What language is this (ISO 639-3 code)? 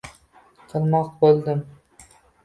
uzb